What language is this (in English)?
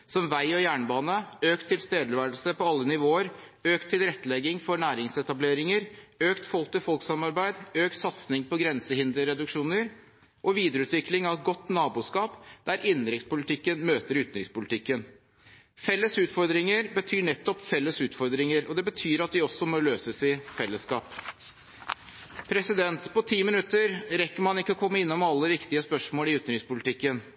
Norwegian Bokmål